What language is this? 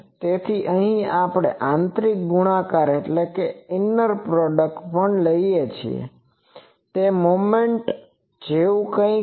Gujarati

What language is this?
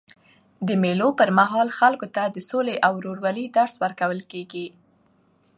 Pashto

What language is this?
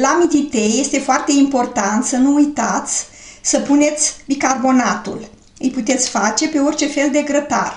Romanian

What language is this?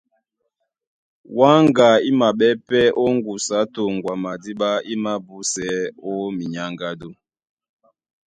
Duala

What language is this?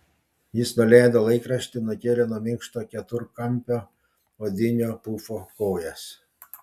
Lithuanian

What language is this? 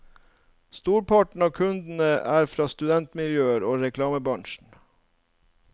Norwegian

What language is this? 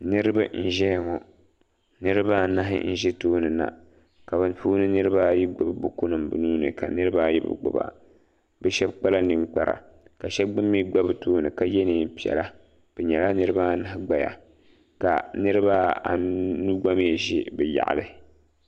Dagbani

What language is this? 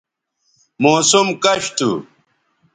Bateri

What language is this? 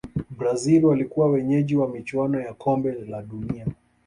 Swahili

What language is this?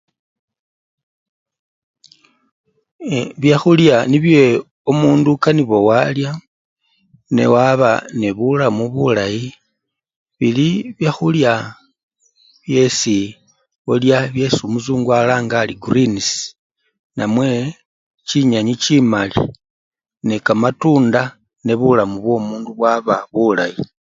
Luyia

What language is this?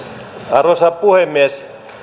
Finnish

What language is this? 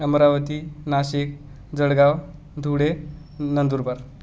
Marathi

